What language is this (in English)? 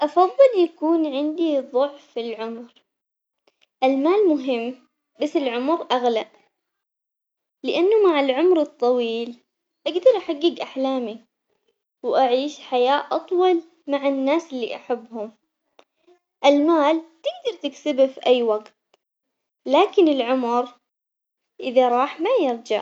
Omani Arabic